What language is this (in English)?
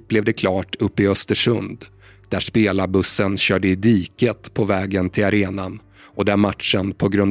Swedish